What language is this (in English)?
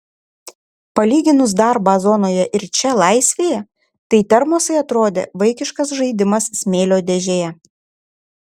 Lithuanian